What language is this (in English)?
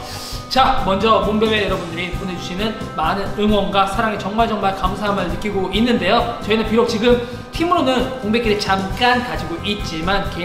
Korean